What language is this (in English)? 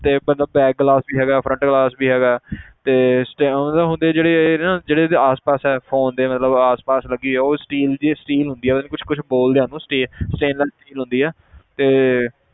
Punjabi